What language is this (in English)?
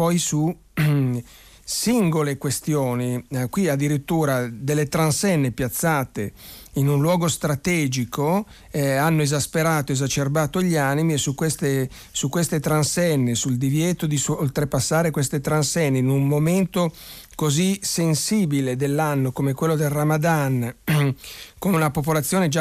Italian